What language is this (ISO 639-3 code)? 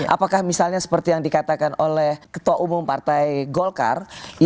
ind